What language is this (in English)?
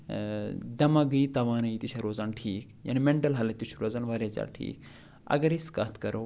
Kashmiri